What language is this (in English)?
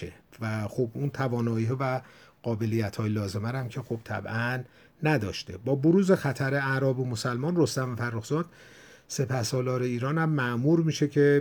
Persian